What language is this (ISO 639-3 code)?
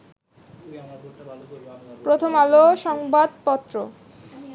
ben